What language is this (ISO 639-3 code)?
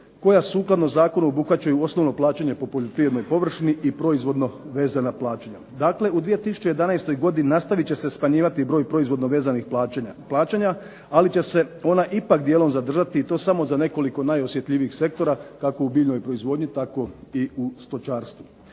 hrv